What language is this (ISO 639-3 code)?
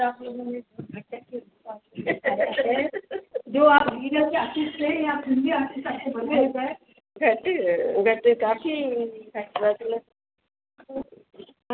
snd